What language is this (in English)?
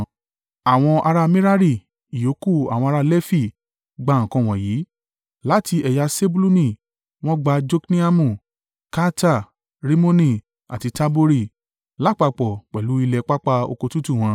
Yoruba